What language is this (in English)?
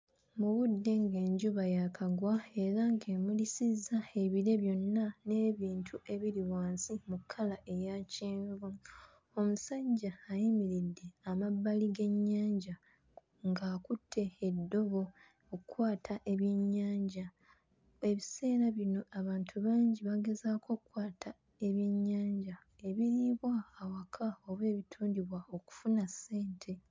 Ganda